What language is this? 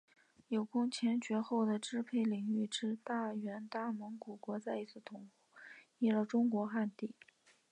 Chinese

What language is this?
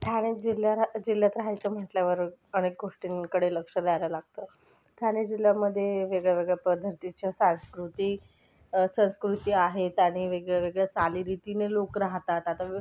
Marathi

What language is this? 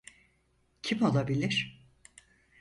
Turkish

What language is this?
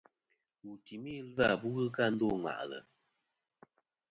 Kom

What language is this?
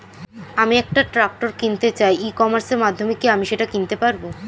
Bangla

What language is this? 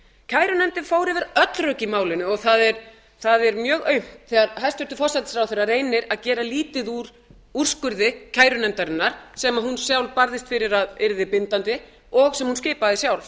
Icelandic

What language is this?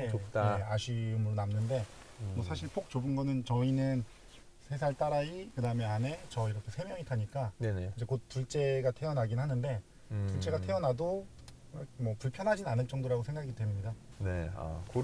Korean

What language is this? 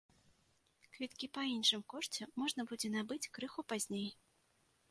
Belarusian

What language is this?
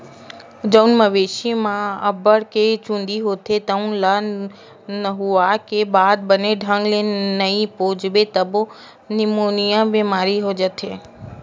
Chhattisgarhi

